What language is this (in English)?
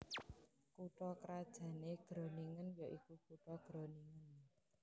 Javanese